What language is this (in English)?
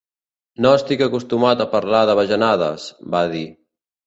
Catalan